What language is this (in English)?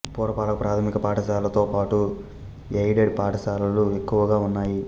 Telugu